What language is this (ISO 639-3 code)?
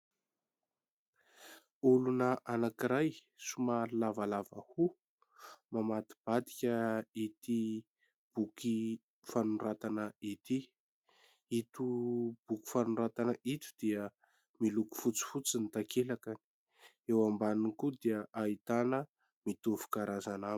mlg